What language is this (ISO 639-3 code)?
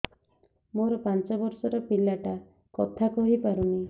ori